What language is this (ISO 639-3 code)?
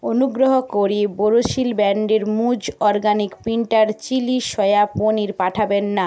ben